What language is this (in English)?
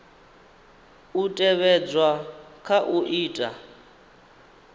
Venda